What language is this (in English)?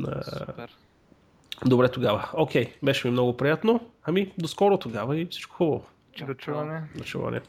Bulgarian